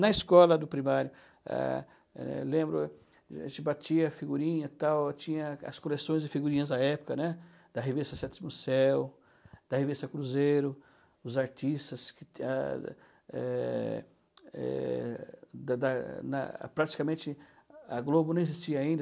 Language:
Portuguese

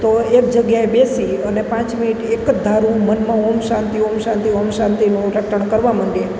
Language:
Gujarati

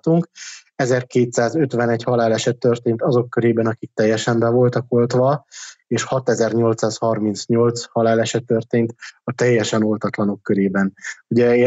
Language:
Hungarian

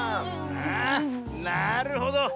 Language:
Japanese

